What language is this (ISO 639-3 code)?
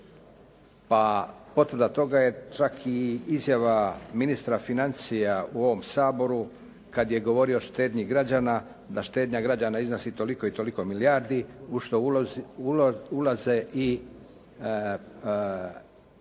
hrv